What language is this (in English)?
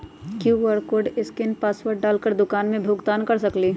Magahi